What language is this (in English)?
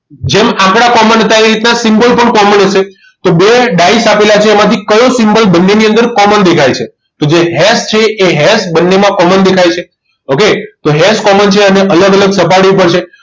Gujarati